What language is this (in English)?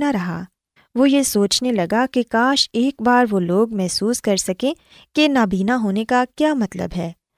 Urdu